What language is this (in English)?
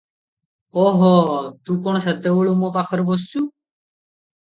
Odia